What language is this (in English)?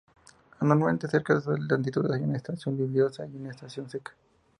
Spanish